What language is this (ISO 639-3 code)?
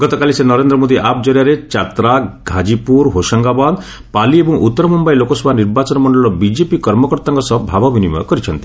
ori